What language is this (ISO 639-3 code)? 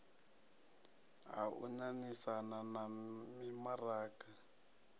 ven